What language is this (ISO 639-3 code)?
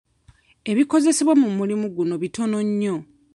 lug